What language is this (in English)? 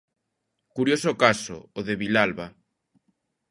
Galician